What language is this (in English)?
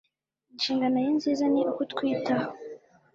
Kinyarwanda